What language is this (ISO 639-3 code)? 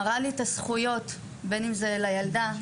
heb